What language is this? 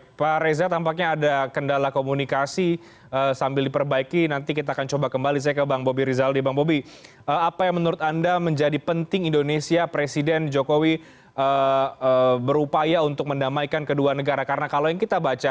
Indonesian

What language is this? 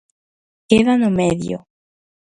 Galician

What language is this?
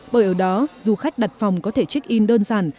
Vietnamese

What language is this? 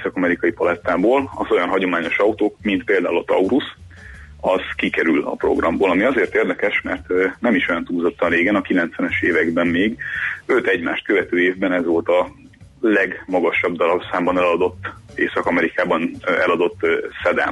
Hungarian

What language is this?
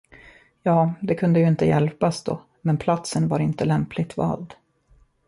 Swedish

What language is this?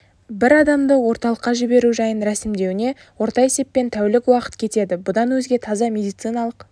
Kazakh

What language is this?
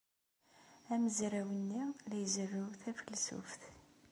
Kabyle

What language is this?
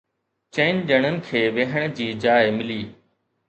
Sindhi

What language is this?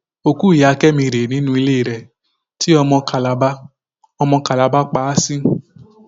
Yoruba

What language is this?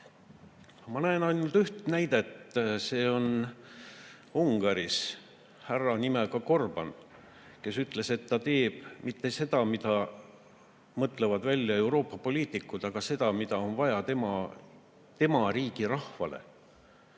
Estonian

